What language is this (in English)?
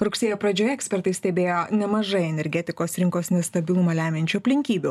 Lithuanian